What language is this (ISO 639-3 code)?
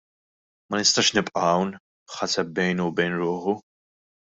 mlt